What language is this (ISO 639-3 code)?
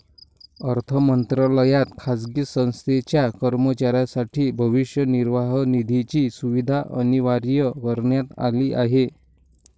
mar